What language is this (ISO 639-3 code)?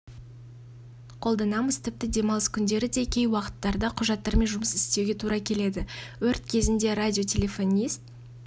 kaz